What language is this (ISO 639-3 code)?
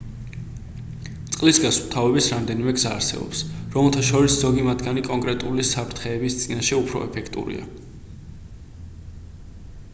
kat